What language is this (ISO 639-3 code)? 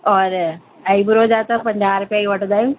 snd